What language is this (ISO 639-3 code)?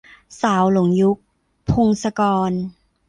tha